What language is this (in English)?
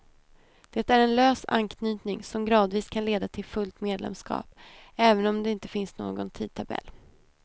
Swedish